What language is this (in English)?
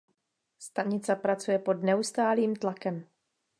Czech